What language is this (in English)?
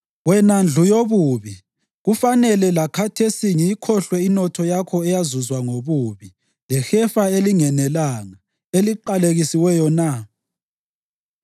North Ndebele